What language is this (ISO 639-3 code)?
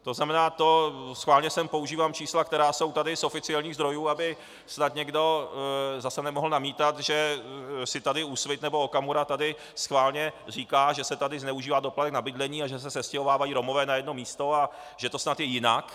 ces